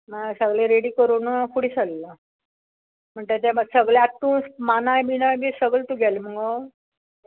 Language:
Konkani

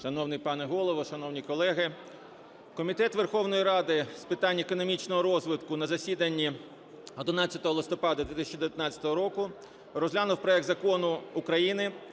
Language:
Ukrainian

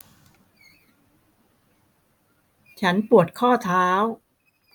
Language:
Thai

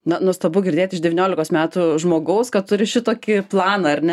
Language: Lithuanian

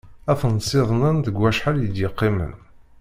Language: Kabyle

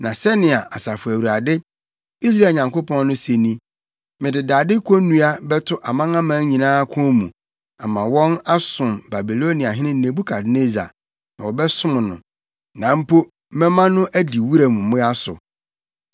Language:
Akan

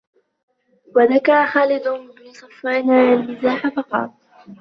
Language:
Arabic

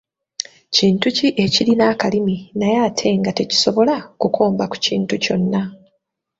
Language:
Ganda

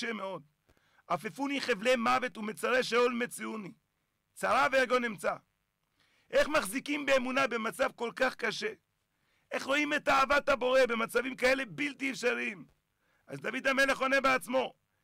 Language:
Hebrew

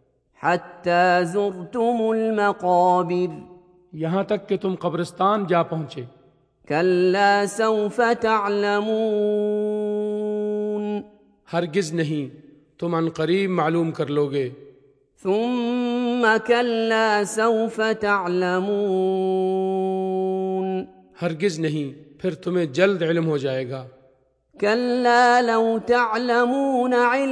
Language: Urdu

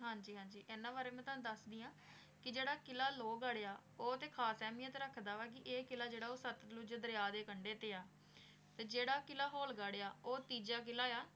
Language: Punjabi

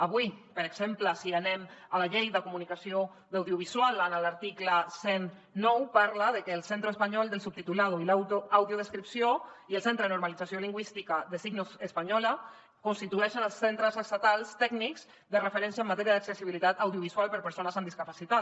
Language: Catalan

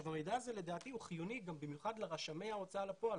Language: Hebrew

